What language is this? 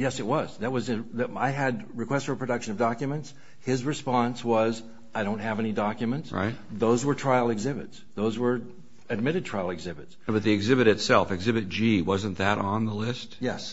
English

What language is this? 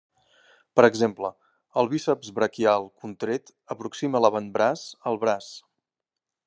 Catalan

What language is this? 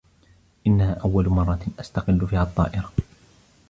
Arabic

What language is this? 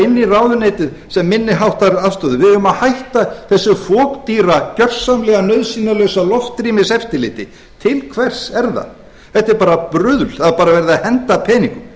Icelandic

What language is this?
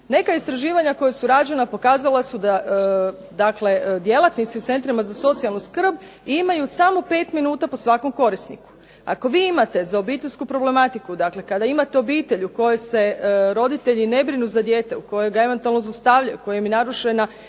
Croatian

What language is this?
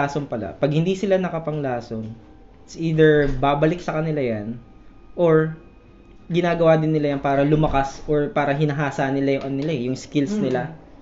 Filipino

